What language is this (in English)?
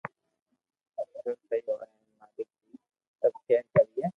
Loarki